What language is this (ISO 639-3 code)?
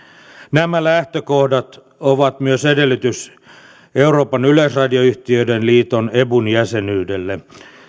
fin